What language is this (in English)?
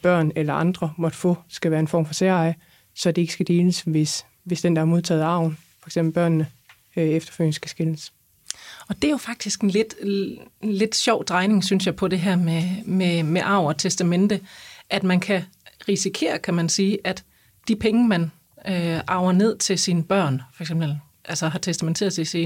Danish